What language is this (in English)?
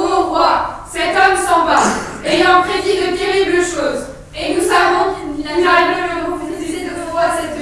French